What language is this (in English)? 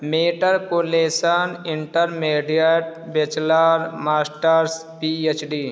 Urdu